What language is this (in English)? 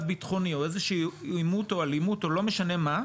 Hebrew